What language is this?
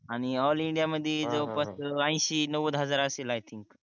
Marathi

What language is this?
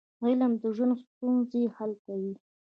Pashto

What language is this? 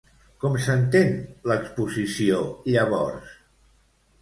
Catalan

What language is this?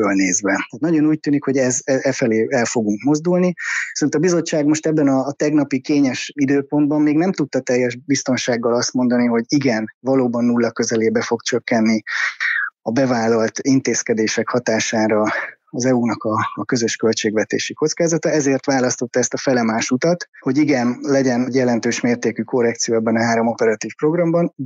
Hungarian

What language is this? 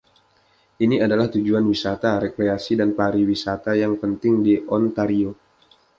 Indonesian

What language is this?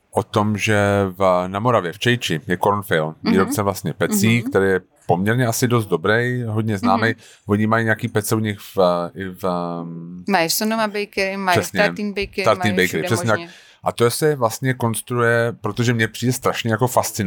Czech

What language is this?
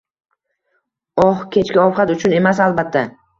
Uzbek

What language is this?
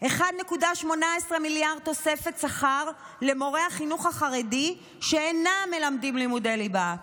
Hebrew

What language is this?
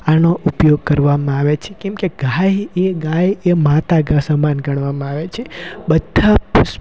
Gujarati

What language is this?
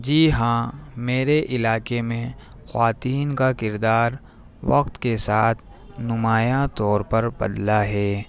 Urdu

